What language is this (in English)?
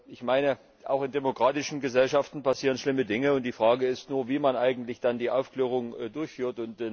German